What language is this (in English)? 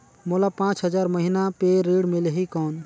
Chhattisgarhi